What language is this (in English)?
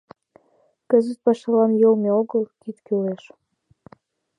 Mari